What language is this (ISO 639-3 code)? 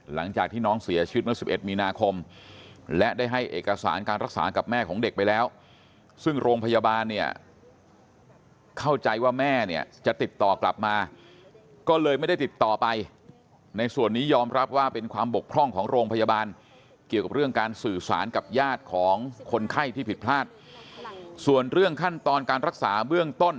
tha